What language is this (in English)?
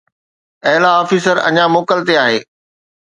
Sindhi